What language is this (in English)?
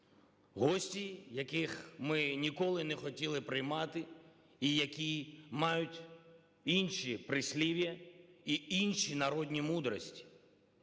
Ukrainian